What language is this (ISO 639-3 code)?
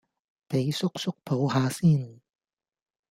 yue